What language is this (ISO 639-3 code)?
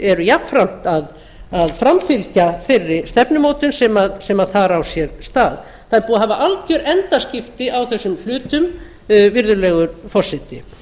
isl